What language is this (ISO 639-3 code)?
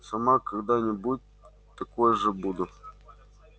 rus